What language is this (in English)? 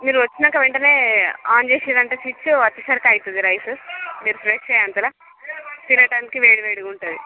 Telugu